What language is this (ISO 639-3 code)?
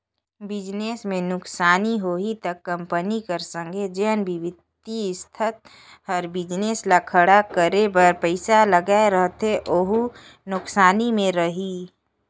hne